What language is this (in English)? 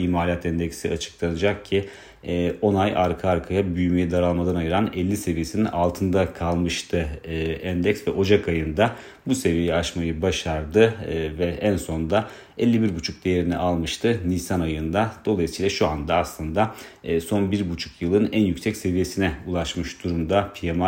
Turkish